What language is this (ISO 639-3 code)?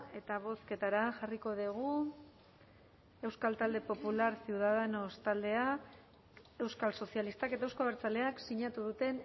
eus